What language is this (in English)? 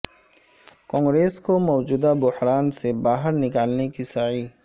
Urdu